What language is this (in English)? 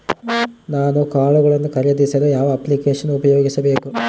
Kannada